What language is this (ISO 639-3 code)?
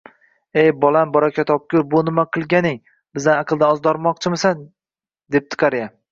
uzb